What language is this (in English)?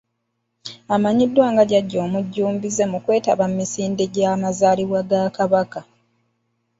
Ganda